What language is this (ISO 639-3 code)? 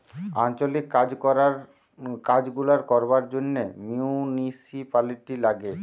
ben